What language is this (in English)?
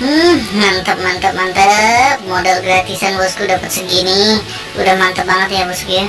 Indonesian